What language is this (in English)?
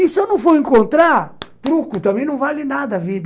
Portuguese